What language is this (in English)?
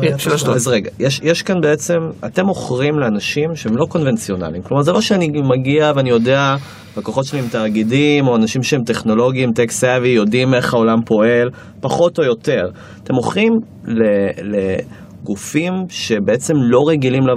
Hebrew